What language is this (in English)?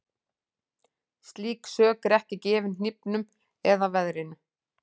Icelandic